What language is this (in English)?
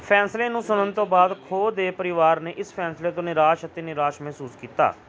Punjabi